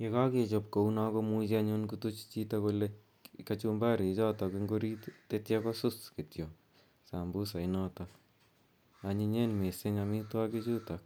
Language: Kalenjin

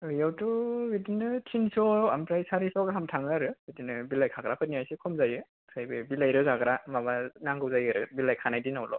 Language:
Bodo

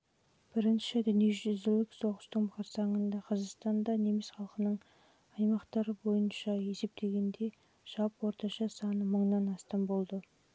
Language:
Kazakh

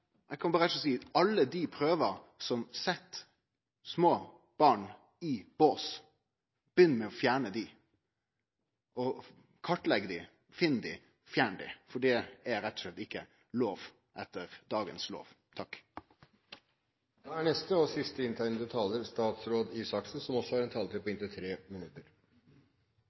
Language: Norwegian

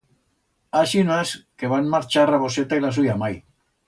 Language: Aragonese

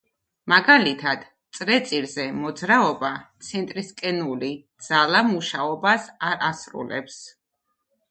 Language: Georgian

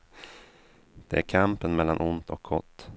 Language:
Swedish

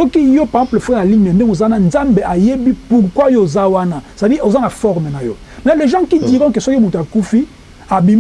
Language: French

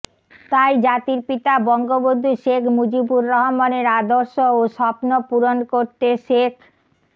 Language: Bangla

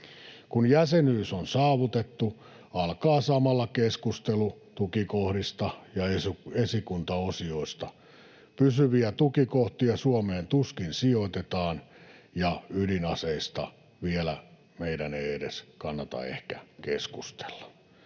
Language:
Finnish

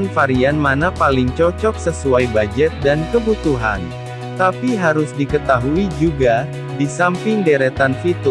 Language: Indonesian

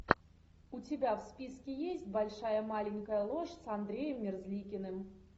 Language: Russian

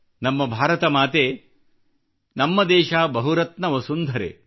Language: Kannada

